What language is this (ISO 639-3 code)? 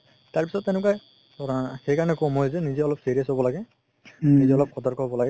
asm